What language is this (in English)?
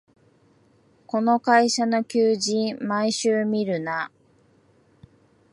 Japanese